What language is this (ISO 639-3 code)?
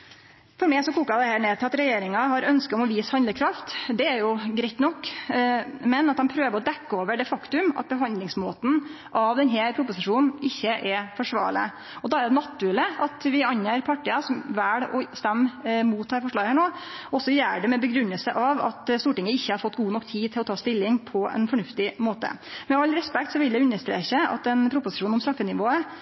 nno